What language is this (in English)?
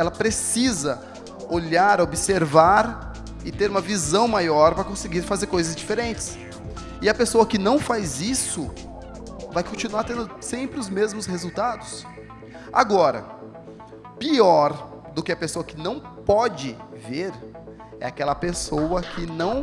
Portuguese